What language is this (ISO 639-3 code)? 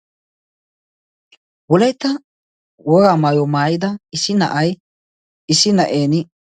wal